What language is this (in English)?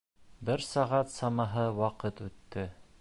Bashkir